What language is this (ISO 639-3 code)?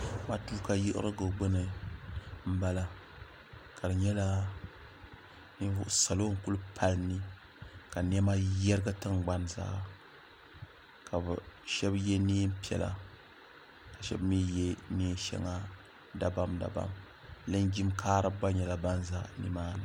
dag